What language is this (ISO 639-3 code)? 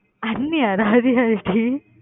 tam